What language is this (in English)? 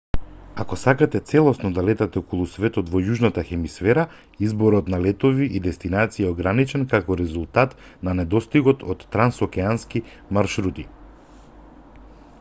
Macedonian